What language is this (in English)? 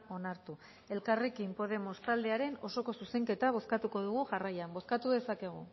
Basque